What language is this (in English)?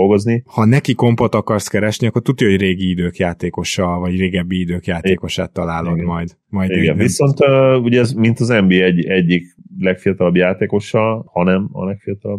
Hungarian